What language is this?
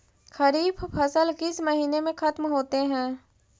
Magahi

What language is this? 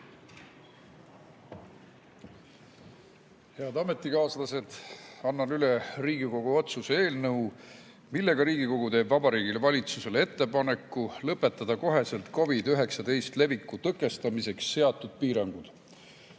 Estonian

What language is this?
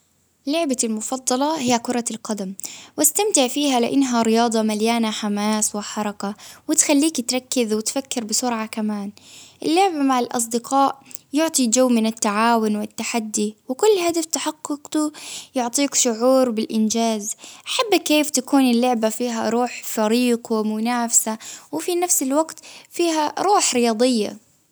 Baharna Arabic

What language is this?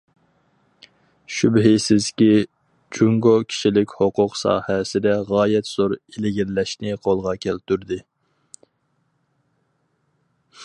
Uyghur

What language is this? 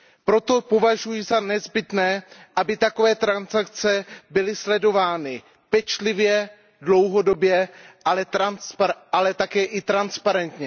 Czech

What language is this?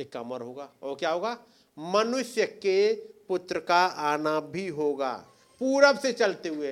Hindi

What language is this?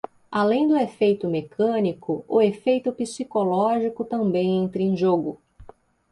Portuguese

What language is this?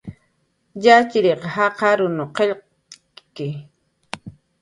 Jaqaru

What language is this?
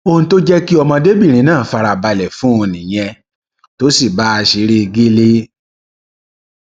Yoruba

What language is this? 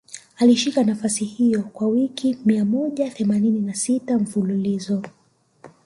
Swahili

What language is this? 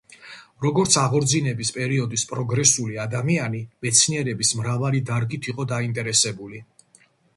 Georgian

